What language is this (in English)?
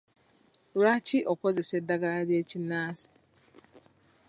Ganda